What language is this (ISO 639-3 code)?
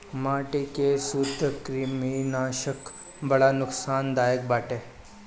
bho